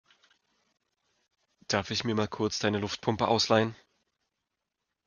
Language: German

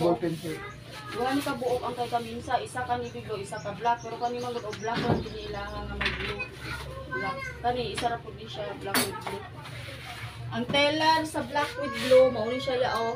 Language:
Filipino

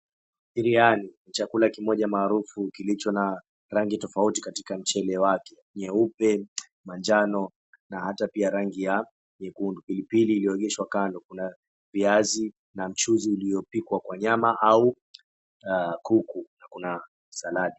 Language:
Swahili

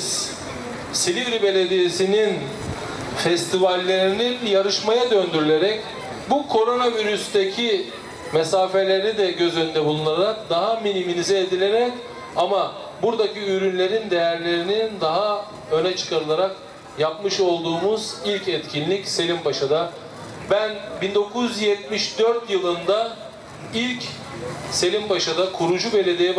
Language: Turkish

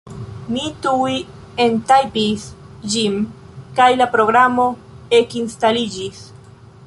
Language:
Esperanto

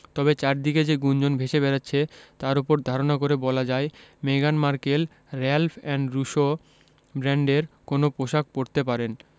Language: Bangla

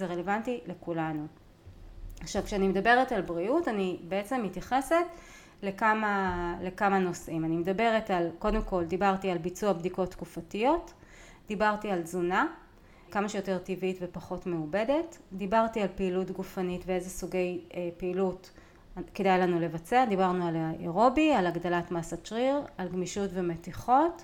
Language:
Hebrew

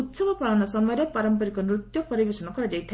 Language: Odia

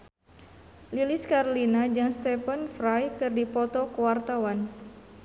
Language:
Sundanese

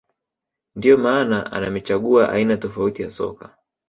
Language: Swahili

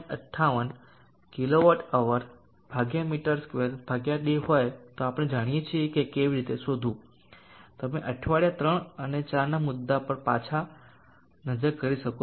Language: Gujarati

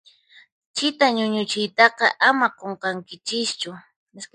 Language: Puno Quechua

